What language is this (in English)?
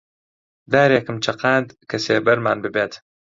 Central Kurdish